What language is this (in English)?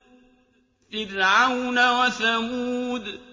Arabic